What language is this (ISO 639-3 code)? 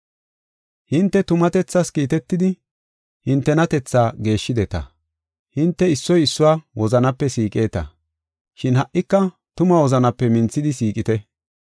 gof